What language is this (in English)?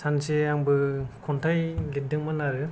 Bodo